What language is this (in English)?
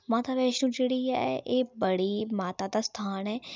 Dogri